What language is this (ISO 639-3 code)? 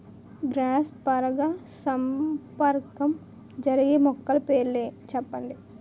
tel